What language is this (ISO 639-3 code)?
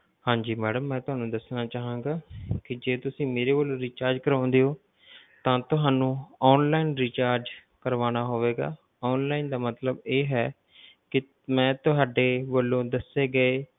pan